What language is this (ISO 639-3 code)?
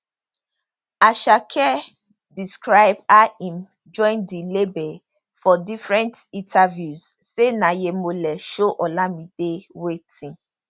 pcm